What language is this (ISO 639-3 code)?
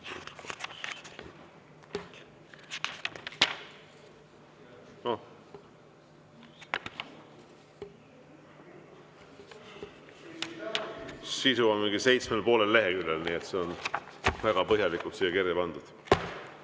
est